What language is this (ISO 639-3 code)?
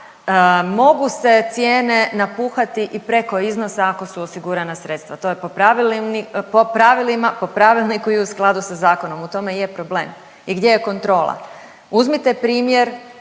hrv